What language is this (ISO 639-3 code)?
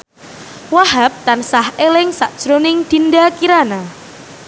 jav